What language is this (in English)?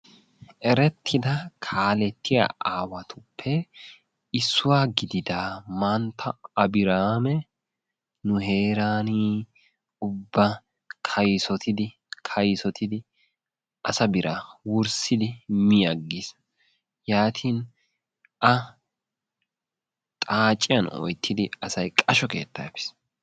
Wolaytta